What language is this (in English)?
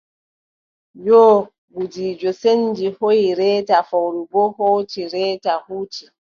Adamawa Fulfulde